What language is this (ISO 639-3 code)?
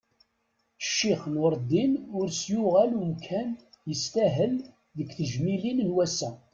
kab